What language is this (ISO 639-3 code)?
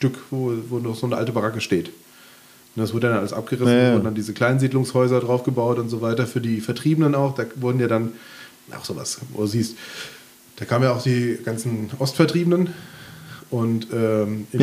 deu